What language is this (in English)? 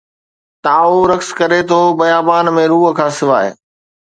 Sindhi